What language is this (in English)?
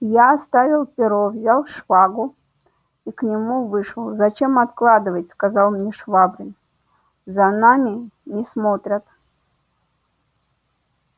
Russian